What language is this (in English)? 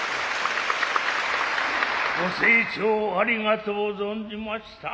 Japanese